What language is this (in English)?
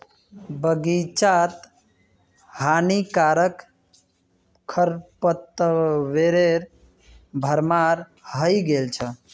Magahi